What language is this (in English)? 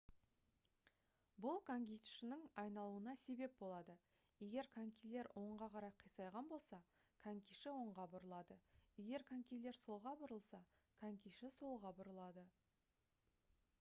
Kazakh